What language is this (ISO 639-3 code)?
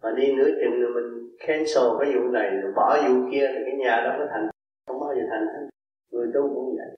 vie